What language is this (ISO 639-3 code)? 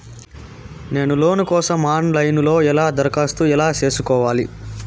tel